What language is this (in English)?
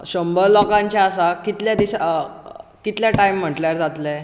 Konkani